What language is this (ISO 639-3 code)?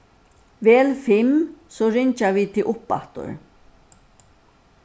fao